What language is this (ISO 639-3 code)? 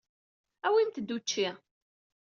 kab